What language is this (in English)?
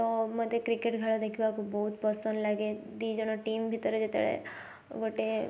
Odia